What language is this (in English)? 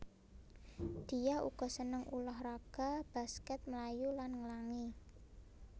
Javanese